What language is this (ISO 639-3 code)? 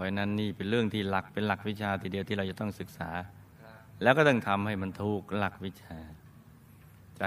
tha